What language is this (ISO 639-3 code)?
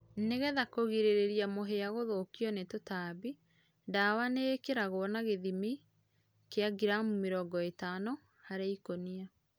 kik